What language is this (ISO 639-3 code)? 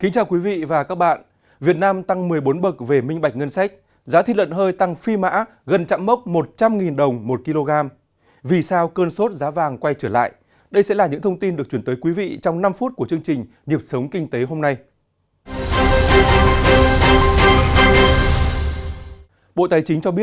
vie